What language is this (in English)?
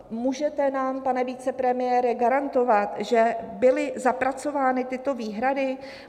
Czech